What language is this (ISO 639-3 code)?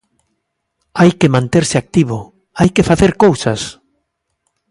glg